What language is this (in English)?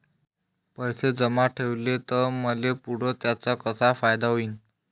Marathi